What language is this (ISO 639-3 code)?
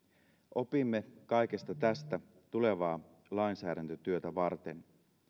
fin